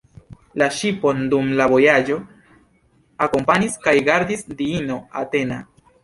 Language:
Esperanto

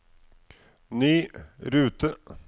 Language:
Norwegian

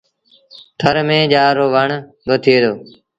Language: Sindhi Bhil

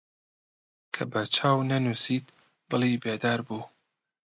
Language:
Central Kurdish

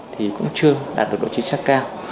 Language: Vietnamese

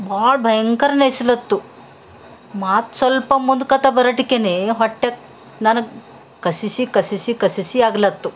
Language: Kannada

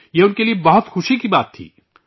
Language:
Urdu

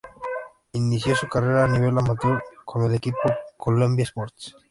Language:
Spanish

